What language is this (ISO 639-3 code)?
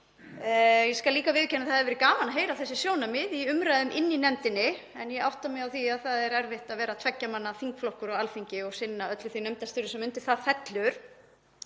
isl